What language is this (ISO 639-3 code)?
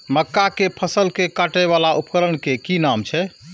mai